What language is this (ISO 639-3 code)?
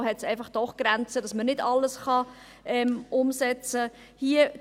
gsw